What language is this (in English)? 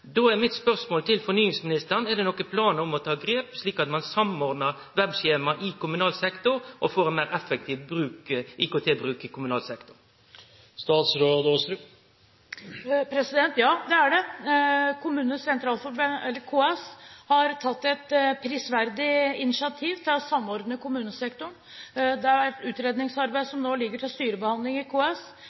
Norwegian